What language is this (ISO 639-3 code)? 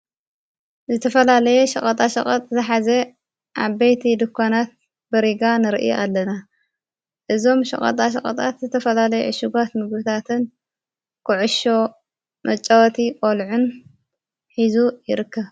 tir